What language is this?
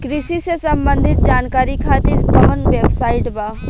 Bhojpuri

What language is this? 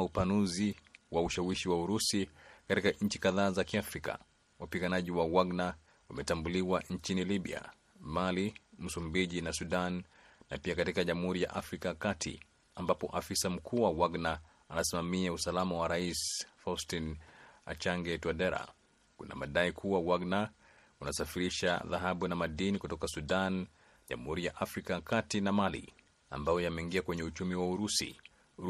Swahili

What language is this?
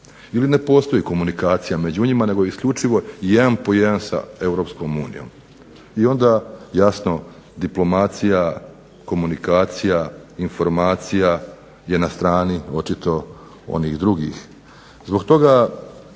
Croatian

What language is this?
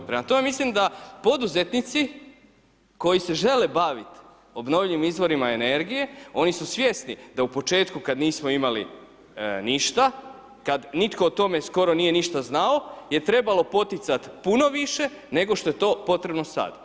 Croatian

